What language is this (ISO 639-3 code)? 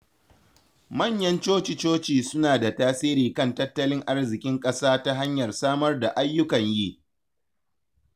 hau